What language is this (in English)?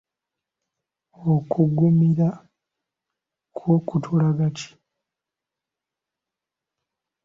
Ganda